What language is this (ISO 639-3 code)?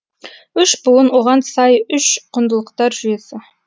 kaz